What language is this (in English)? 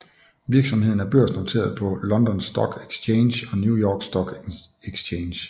Danish